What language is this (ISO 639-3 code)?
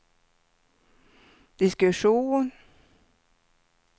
swe